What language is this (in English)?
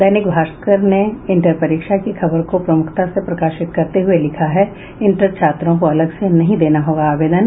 Hindi